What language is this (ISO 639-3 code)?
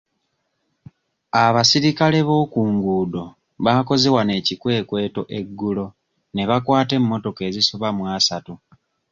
lug